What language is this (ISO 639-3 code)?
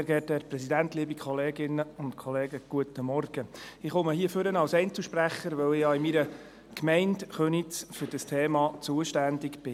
gsw